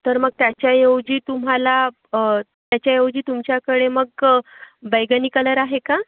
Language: Marathi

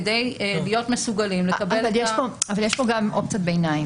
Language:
Hebrew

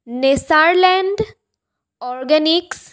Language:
Assamese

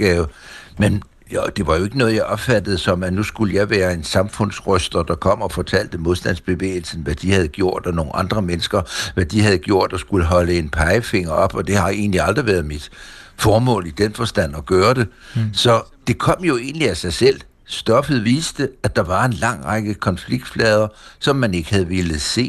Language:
Danish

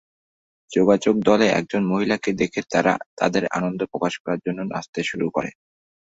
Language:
Bangla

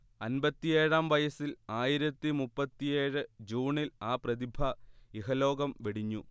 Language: Malayalam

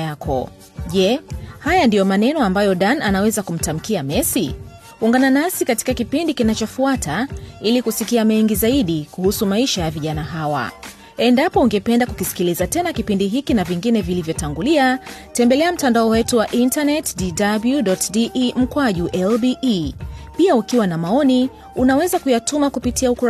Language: Swahili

